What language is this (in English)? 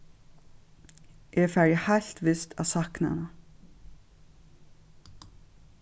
Faroese